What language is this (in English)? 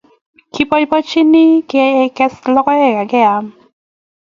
Kalenjin